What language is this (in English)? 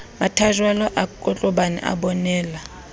Southern Sotho